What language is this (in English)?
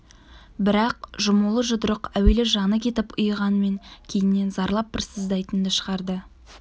Kazakh